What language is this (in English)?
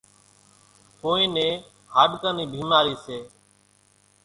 Kachi Koli